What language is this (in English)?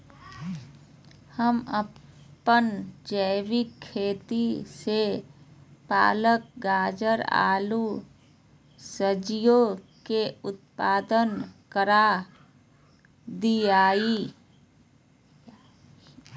Magahi